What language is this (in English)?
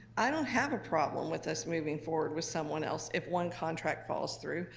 English